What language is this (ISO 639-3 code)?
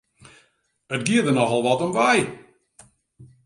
fry